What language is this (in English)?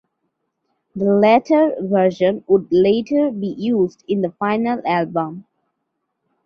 English